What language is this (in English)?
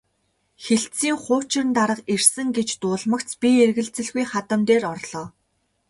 Mongolian